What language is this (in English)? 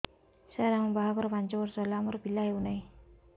Odia